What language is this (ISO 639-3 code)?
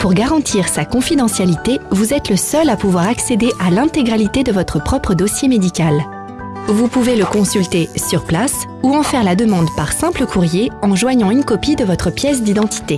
fra